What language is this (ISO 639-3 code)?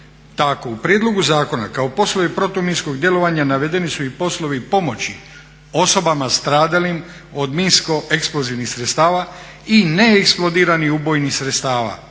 hrv